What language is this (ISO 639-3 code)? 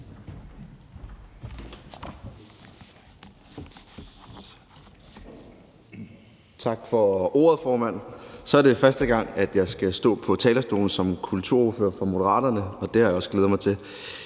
dan